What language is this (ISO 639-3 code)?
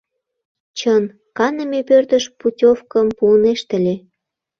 chm